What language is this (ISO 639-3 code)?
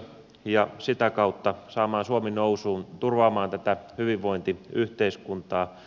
fin